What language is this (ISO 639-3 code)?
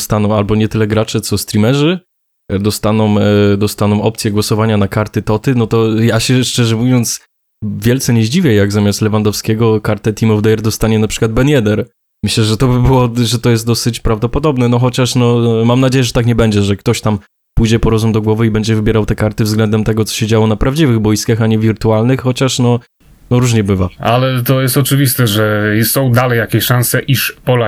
pol